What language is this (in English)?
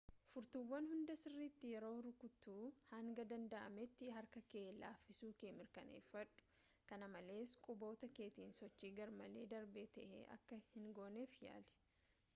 Oromo